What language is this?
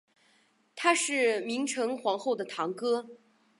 Chinese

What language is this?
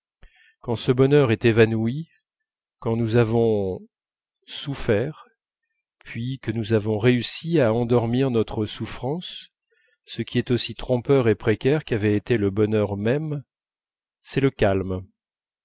French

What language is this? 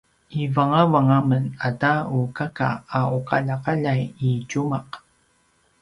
Paiwan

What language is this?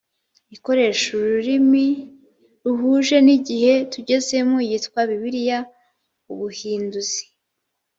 Kinyarwanda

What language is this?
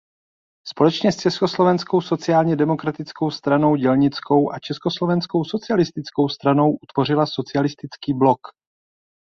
Czech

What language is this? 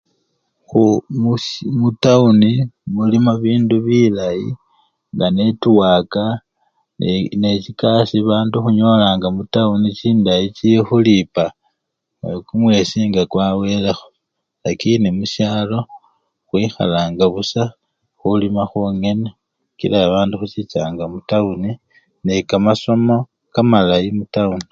Luyia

